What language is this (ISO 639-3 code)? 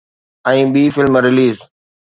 snd